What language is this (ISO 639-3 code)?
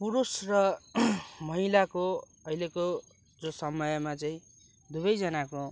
nep